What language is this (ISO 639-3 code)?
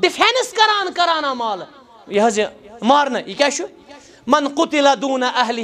ara